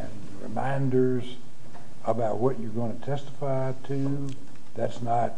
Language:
English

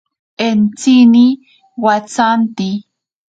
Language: Ashéninka Perené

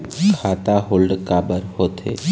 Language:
Chhattisgarhi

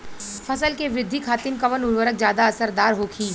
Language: Bhojpuri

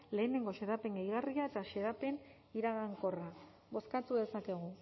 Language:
Basque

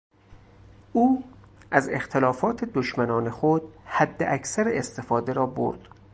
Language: Persian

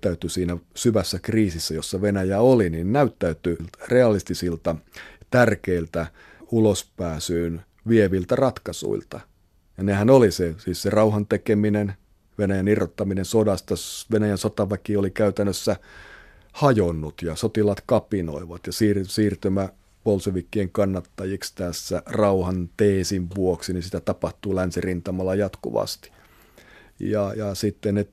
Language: Finnish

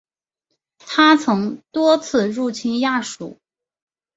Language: Chinese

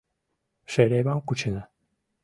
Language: Mari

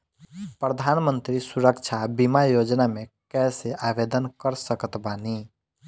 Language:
Bhojpuri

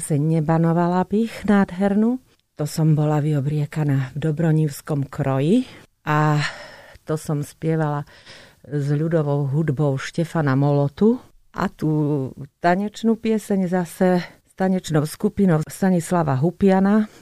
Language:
Slovak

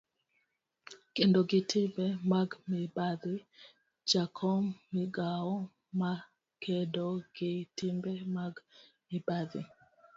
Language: Luo (Kenya and Tanzania)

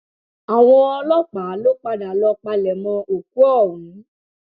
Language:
Yoruba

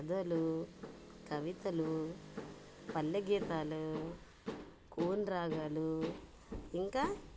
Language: Telugu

